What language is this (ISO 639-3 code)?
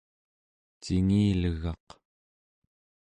esu